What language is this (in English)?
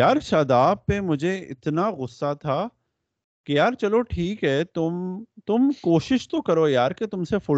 Urdu